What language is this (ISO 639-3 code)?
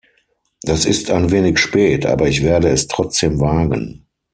deu